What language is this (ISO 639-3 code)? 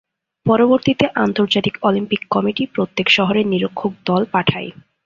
ben